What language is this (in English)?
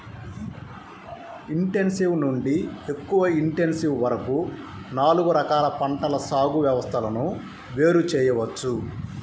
Telugu